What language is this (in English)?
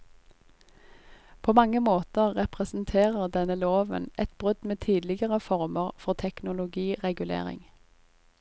Norwegian